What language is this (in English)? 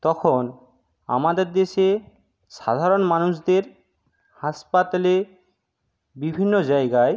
Bangla